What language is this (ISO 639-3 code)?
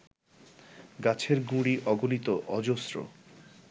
ben